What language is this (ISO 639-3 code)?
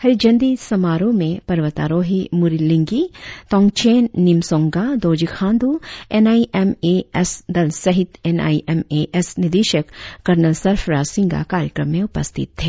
hin